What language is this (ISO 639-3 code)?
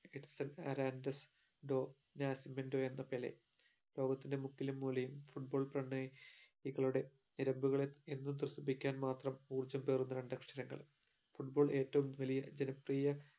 mal